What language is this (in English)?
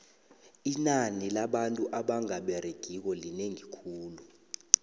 South Ndebele